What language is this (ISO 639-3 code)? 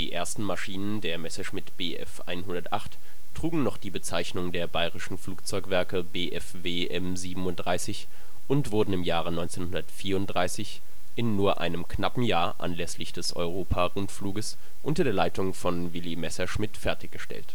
deu